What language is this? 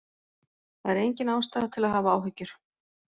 Icelandic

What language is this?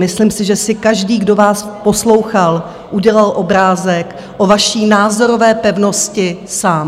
Czech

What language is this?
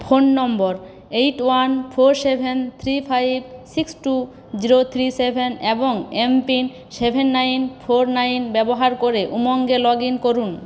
Bangla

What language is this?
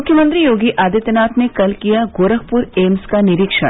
Hindi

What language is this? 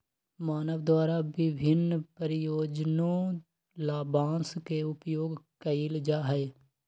Magahi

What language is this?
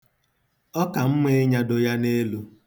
Igbo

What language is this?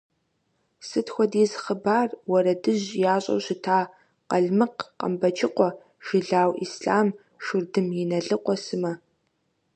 Kabardian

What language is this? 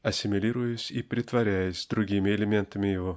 Russian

